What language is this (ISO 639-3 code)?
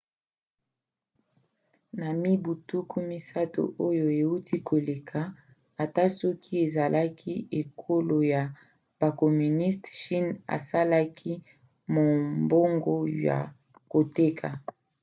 lin